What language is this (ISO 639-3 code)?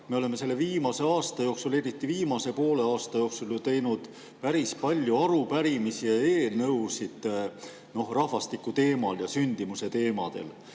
est